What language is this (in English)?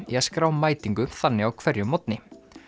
Icelandic